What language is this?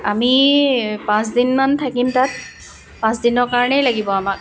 Assamese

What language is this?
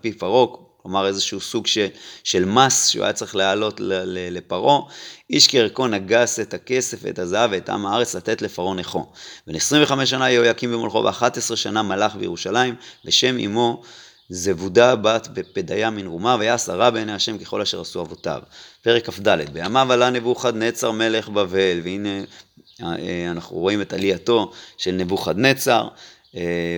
Hebrew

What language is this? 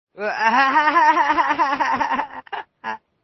Uzbek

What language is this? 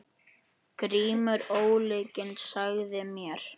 Icelandic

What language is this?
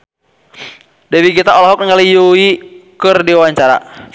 Sundanese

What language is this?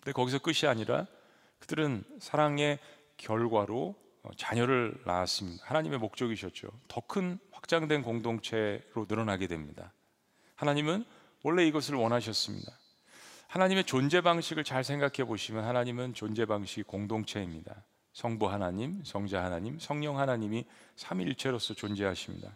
Korean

